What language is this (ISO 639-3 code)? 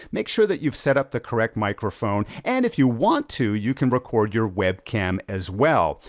eng